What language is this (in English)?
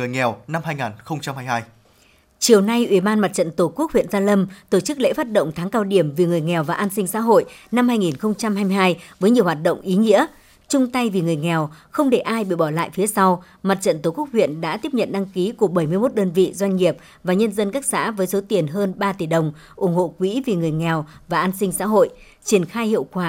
Vietnamese